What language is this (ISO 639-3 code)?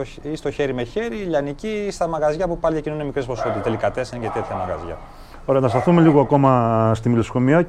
ell